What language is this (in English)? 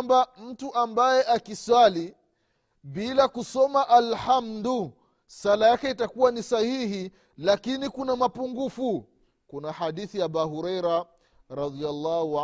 Swahili